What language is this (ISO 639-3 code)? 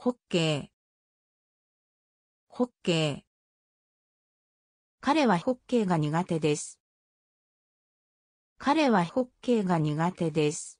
jpn